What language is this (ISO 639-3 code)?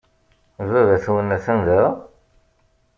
kab